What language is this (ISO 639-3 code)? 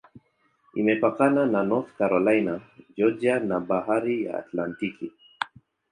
swa